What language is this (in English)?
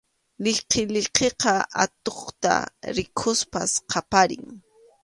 Arequipa-La Unión Quechua